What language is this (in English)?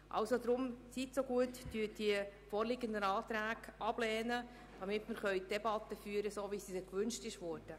Swiss German